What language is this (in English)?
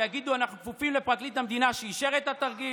Hebrew